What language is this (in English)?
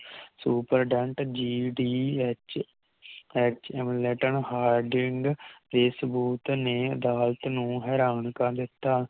Punjabi